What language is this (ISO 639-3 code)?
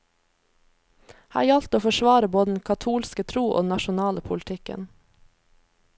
nor